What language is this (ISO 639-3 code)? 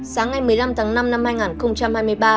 vie